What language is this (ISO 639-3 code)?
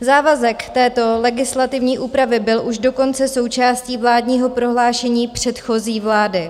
ces